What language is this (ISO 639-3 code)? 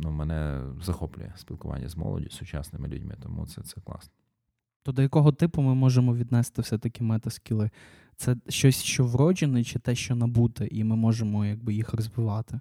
ukr